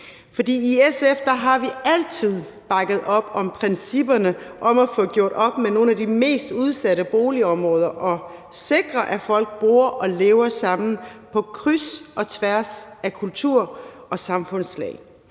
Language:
Danish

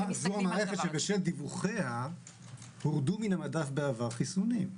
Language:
Hebrew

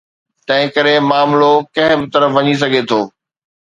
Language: Sindhi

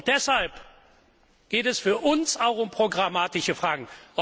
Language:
German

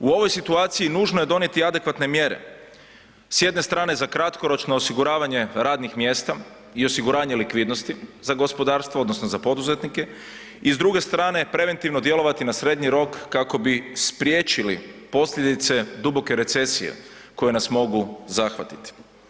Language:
Croatian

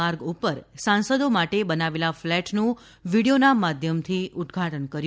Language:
Gujarati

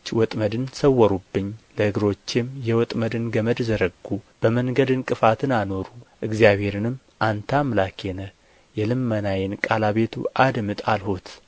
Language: Amharic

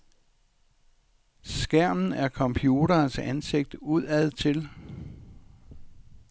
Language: Danish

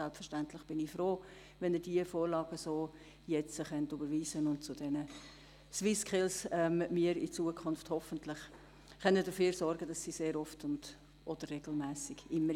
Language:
Swiss German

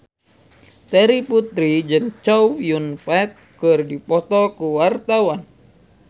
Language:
Sundanese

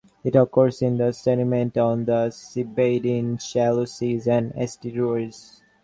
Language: English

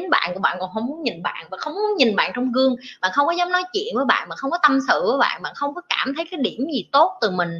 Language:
Vietnamese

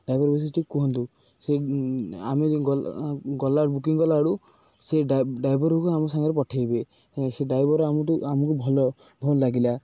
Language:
Odia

